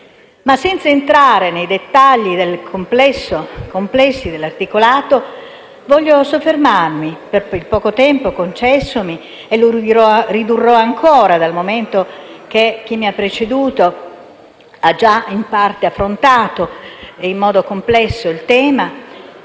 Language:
Italian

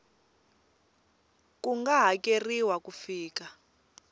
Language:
Tsonga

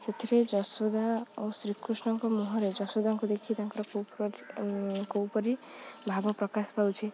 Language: Odia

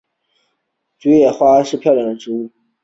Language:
Chinese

